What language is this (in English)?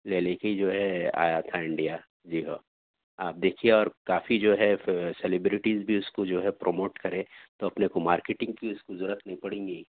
Urdu